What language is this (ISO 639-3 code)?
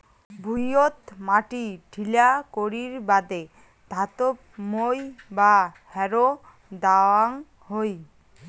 ben